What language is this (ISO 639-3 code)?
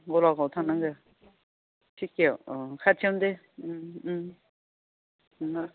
brx